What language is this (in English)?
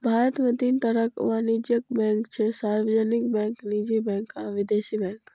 Maithili